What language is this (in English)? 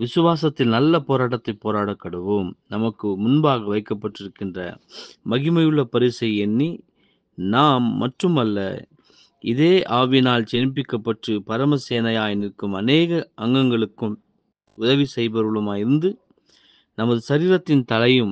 Tamil